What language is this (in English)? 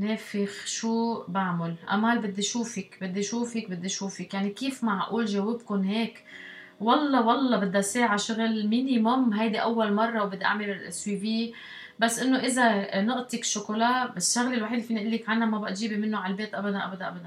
Arabic